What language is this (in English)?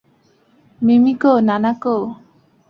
Bangla